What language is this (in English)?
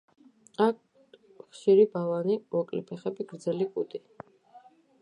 Georgian